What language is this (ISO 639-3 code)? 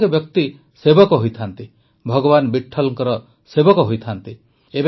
ori